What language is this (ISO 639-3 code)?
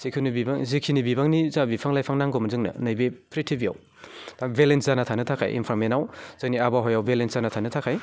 brx